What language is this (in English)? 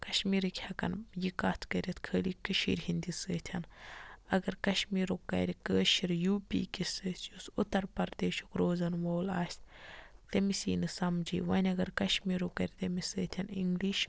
Kashmiri